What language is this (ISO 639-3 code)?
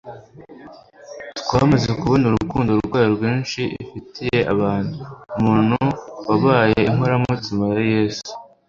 kin